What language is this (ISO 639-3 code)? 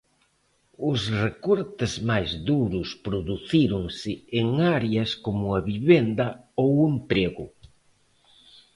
glg